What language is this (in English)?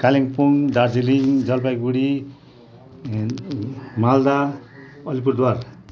Nepali